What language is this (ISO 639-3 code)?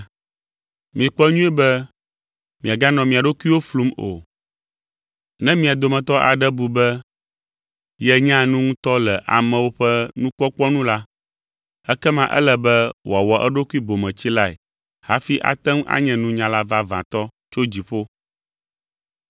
ewe